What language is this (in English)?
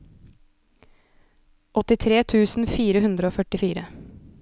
Norwegian